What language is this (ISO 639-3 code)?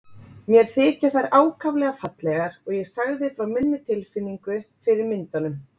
isl